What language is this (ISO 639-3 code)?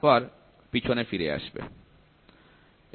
ben